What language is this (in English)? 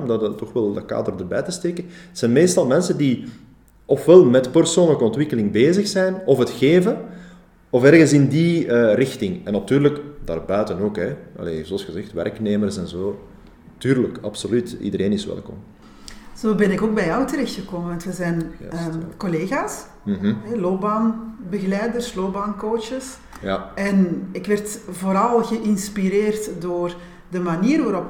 Dutch